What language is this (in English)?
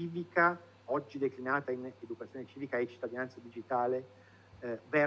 Italian